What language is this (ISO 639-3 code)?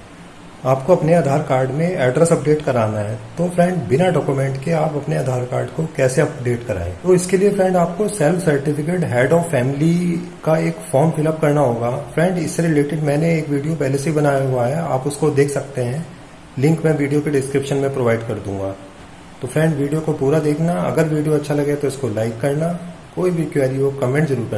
hin